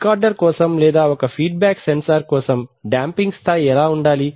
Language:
Telugu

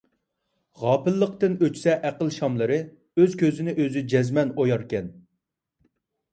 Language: Uyghur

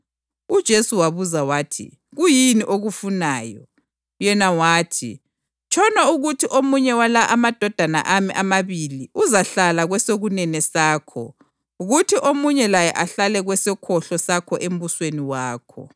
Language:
North Ndebele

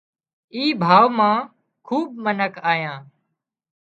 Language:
Wadiyara Koli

